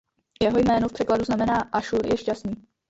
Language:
Czech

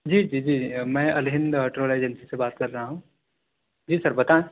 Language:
Urdu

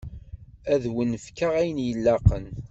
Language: Kabyle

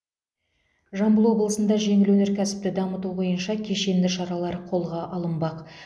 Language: Kazakh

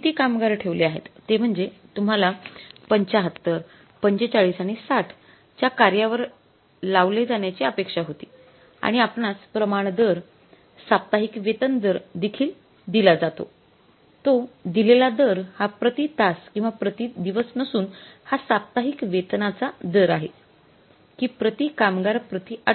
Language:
Marathi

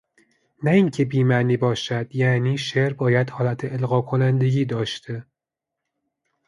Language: Persian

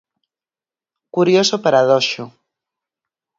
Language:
Galician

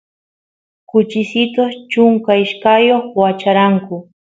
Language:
Santiago del Estero Quichua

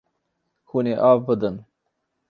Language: Kurdish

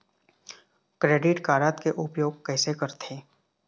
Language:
Chhattisgarhi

